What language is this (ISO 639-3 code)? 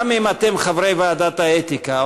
heb